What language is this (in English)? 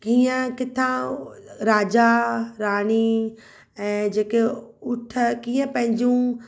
Sindhi